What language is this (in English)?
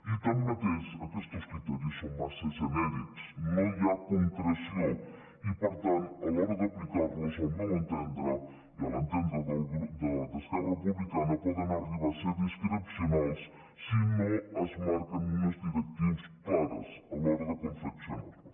Catalan